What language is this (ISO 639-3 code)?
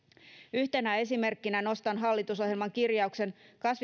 fin